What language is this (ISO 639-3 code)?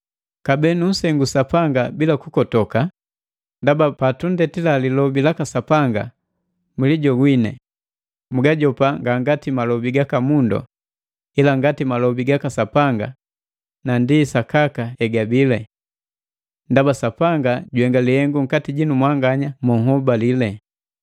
mgv